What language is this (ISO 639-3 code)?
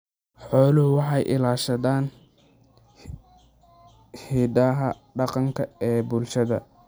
som